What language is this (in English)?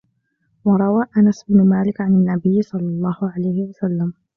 Arabic